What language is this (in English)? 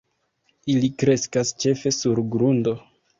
Esperanto